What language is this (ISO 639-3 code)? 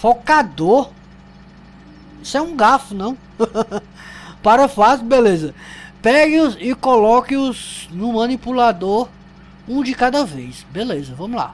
por